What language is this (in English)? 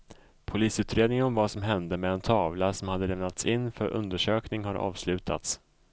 Swedish